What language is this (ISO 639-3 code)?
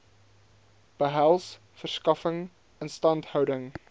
afr